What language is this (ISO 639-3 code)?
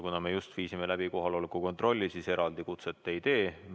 est